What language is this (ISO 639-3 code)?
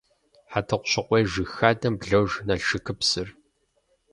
kbd